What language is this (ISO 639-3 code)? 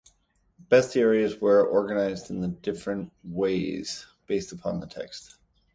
eng